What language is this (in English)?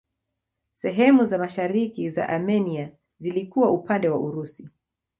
Swahili